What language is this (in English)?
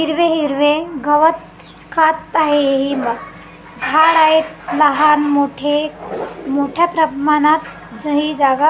Marathi